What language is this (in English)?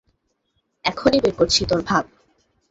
Bangla